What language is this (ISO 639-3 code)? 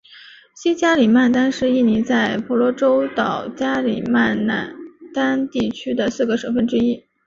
zho